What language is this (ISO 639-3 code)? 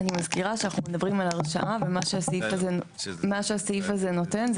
heb